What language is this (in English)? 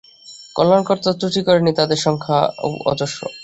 Bangla